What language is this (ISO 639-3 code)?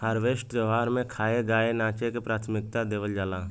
bho